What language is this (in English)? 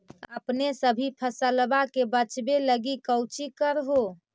Magahi